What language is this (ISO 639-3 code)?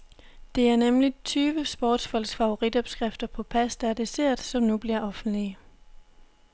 dan